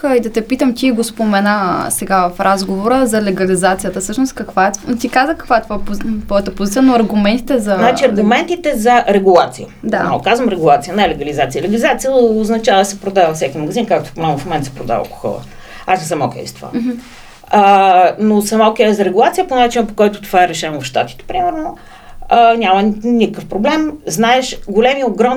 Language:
Bulgarian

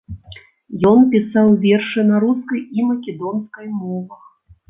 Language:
Belarusian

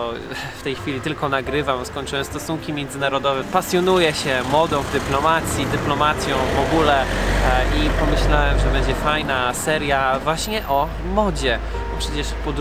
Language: Polish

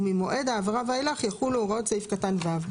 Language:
Hebrew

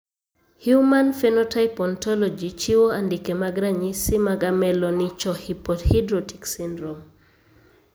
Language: Luo (Kenya and Tanzania)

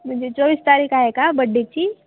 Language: Marathi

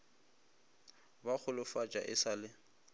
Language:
Northern Sotho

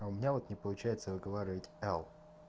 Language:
Russian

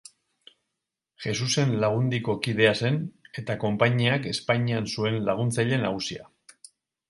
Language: Basque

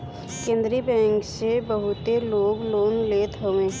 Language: Bhojpuri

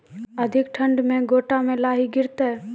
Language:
Maithili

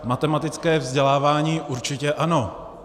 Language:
Czech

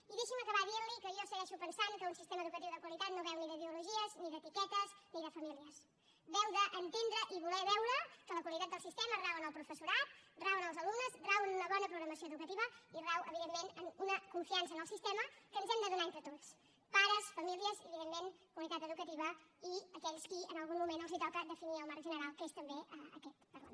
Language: Catalan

